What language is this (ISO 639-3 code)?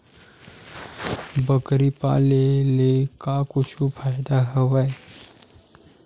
hne